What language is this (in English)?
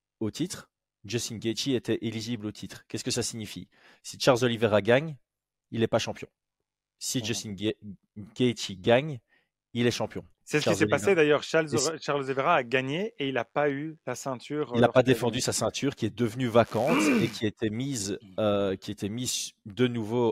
French